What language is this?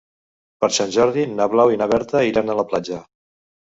Catalan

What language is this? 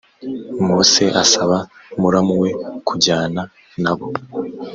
Kinyarwanda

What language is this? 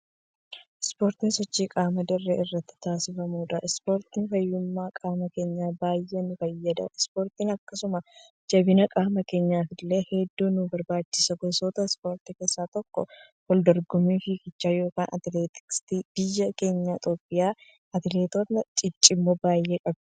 Oromo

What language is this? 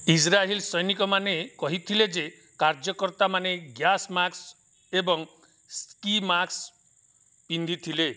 Odia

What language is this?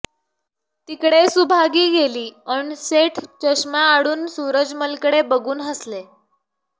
Marathi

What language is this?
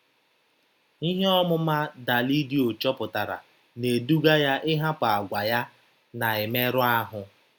Igbo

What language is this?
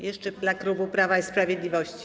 Polish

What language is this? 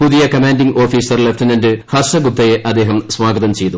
Malayalam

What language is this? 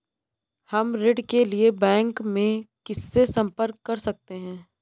Hindi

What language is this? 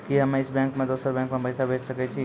Maithili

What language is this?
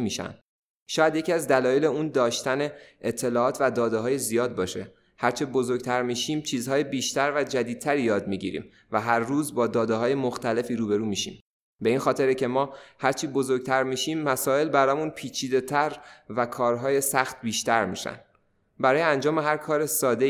Persian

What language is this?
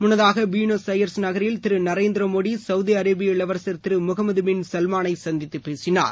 Tamil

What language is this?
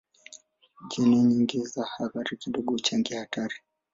Swahili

